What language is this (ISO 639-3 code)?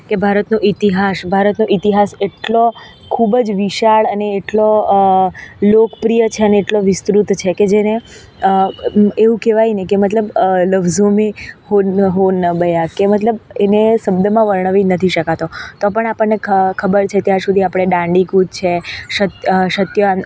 guj